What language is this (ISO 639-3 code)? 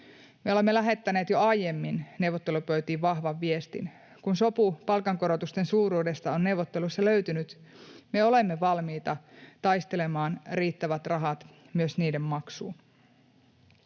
fin